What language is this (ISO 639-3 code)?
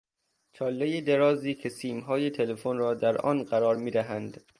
fas